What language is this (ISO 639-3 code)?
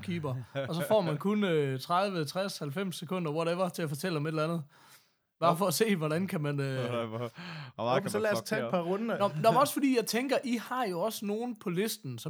dan